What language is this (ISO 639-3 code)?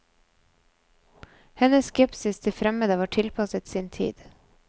nor